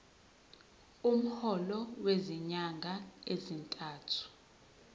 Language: Zulu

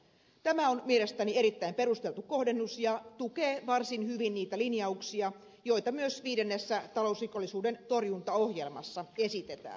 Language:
Finnish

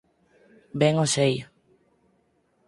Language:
Galician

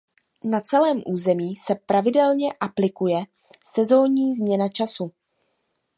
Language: Czech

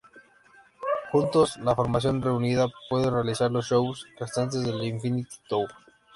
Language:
Spanish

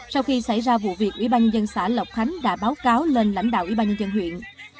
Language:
Vietnamese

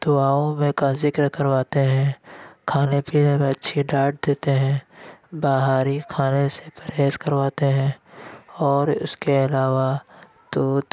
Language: Urdu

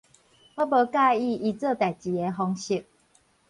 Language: Min Nan Chinese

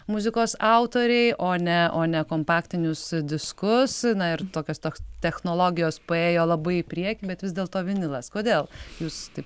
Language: Lithuanian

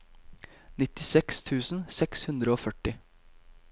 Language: Norwegian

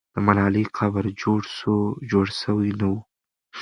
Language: Pashto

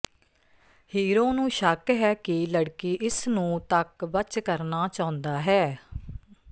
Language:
Punjabi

